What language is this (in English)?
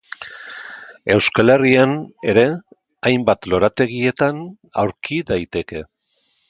Basque